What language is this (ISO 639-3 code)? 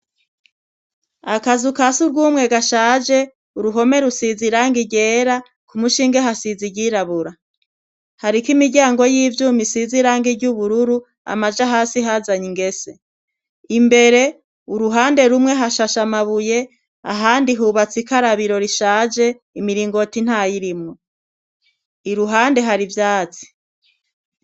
run